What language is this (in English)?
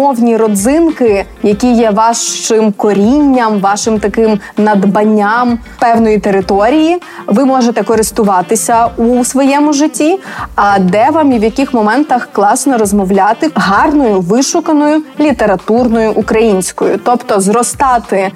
Ukrainian